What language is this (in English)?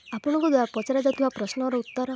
Odia